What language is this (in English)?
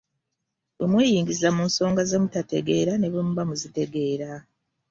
Ganda